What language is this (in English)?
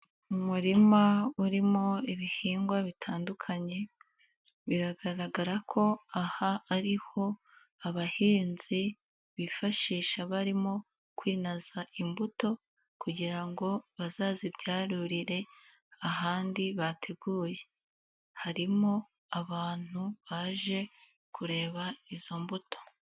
Kinyarwanda